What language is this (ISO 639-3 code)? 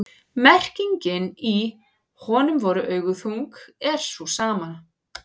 isl